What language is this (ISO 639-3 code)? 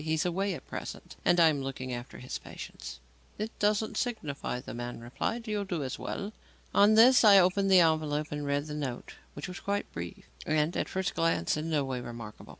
eng